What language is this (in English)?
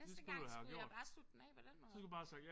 Danish